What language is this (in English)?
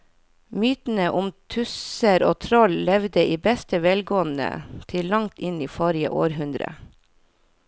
Norwegian